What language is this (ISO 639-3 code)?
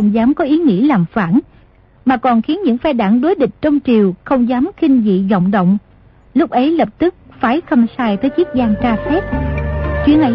vie